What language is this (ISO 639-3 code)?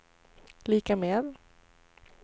swe